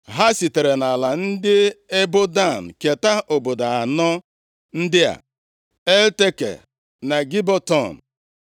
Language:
Igbo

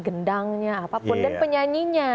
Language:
Indonesian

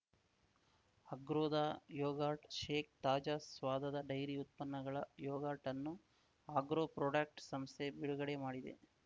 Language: Kannada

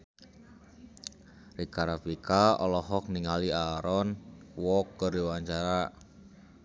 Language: Sundanese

